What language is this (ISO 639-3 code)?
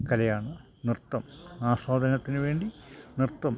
mal